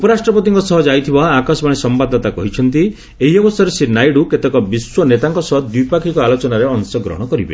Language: Odia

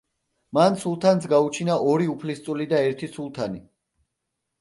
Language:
Georgian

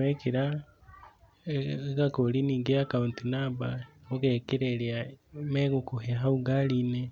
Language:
Kikuyu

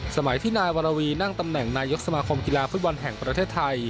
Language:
Thai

